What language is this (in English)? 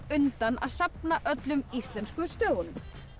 Icelandic